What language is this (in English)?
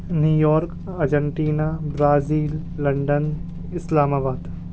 Urdu